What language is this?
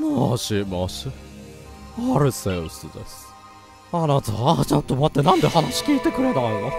Japanese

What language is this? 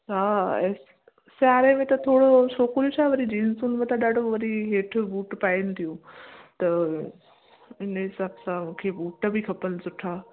Sindhi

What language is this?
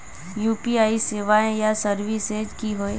Magahi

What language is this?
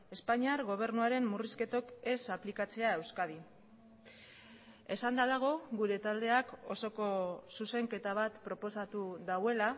Basque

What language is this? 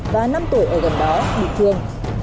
Vietnamese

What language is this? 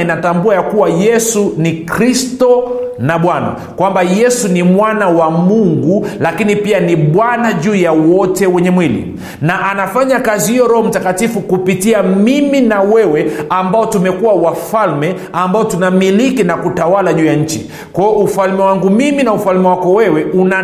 Swahili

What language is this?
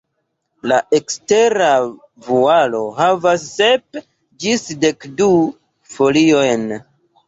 Esperanto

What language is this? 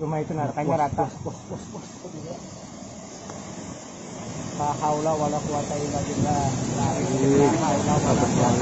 Indonesian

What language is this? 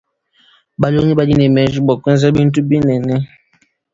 Luba-Lulua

